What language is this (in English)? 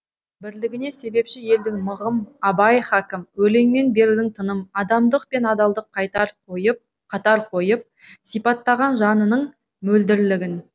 Kazakh